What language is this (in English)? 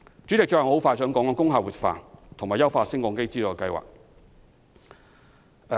Cantonese